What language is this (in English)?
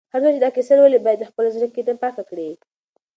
Pashto